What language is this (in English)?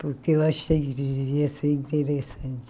Portuguese